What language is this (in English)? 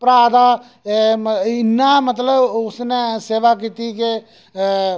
Dogri